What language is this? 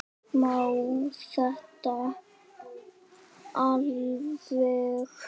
Icelandic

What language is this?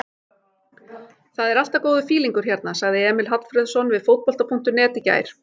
Icelandic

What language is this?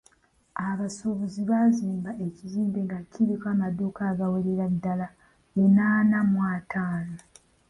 Ganda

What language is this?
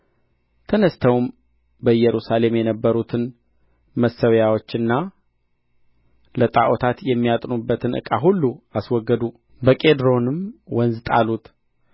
Amharic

